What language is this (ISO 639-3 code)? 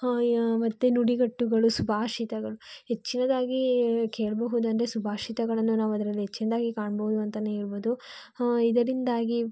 kan